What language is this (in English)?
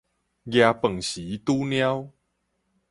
Min Nan Chinese